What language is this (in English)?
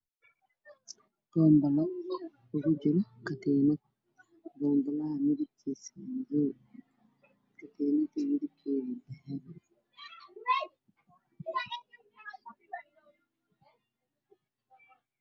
Somali